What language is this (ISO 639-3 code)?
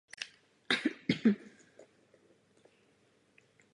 ces